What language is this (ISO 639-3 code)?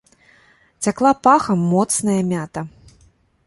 bel